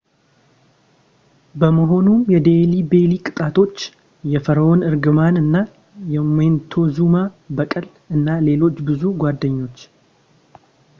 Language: Amharic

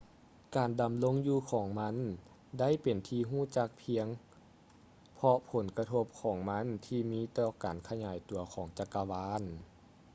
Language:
Lao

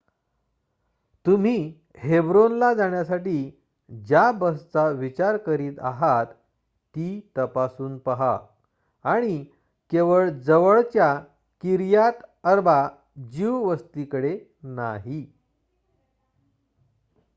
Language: Marathi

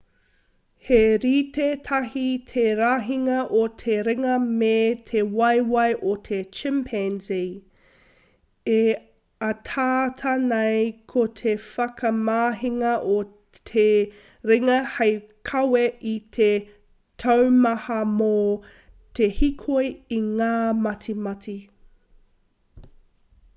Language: Māori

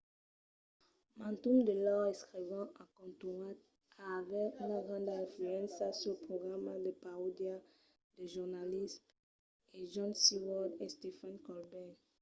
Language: Occitan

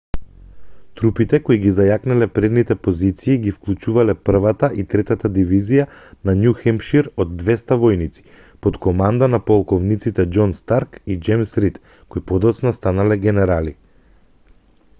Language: Macedonian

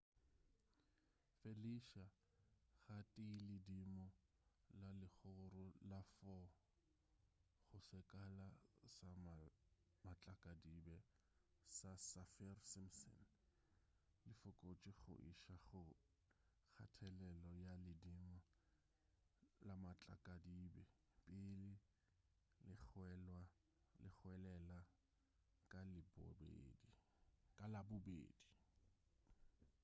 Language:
Northern Sotho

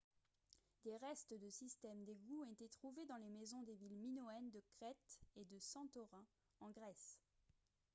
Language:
French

